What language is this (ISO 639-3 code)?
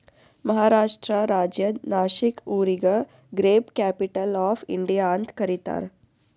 kan